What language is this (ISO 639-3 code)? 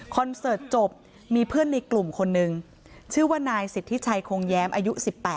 tha